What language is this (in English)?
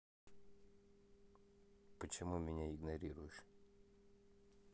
Russian